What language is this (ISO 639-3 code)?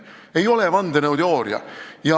est